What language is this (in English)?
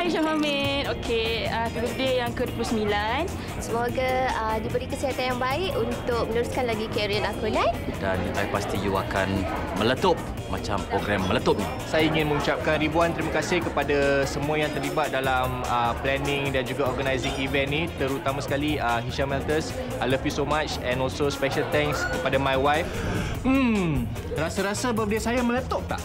Malay